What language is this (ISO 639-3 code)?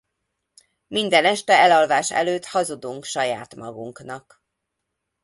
hun